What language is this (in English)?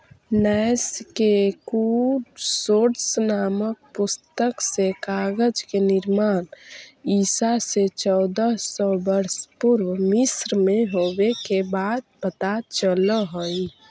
Magahi